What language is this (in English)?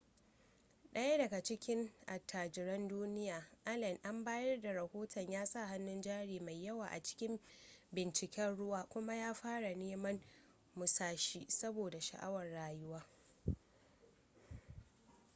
Hausa